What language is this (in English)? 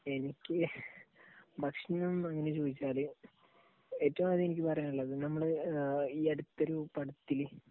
Malayalam